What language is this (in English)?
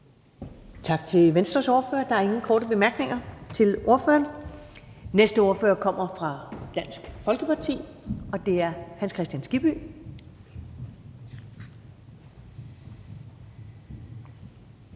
Danish